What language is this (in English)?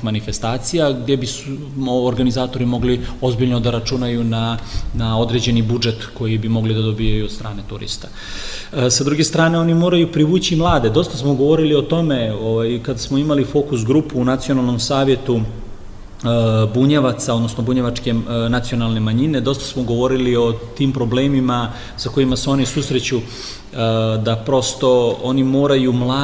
Croatian